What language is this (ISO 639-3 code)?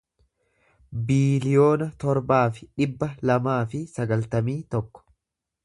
orm